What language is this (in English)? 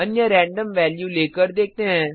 Hindi